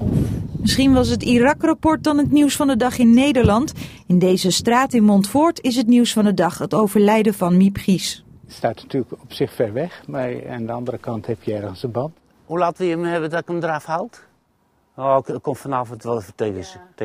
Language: Dutch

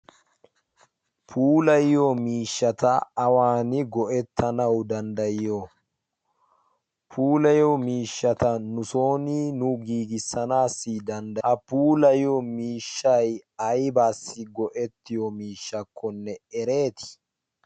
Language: Wolaytta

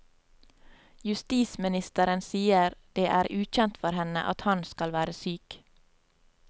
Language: Norwegian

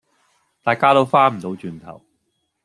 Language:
Cantonese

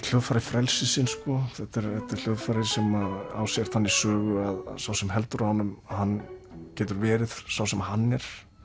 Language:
Icelandic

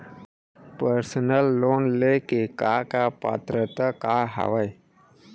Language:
Chhattisgarhi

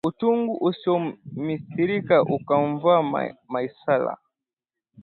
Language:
Swahili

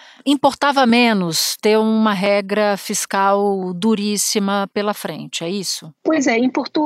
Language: Portuguese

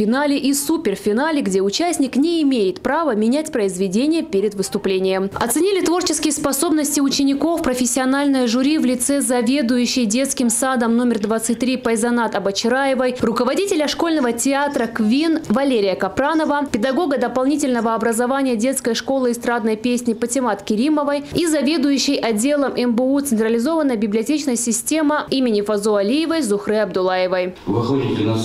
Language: Russian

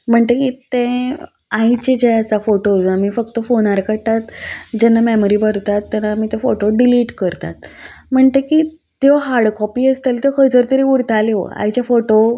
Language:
Konkani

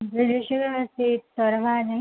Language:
Odia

